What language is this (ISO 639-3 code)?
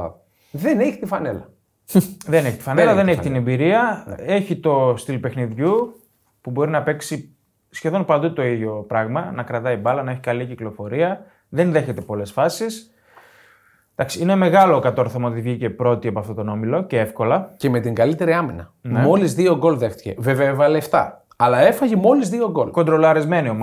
ell